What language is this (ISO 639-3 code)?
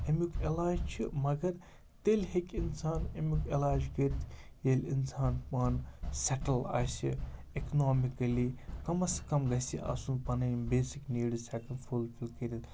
kas